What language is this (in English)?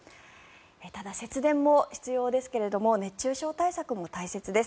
Japanese